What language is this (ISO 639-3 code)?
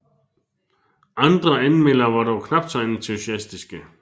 dan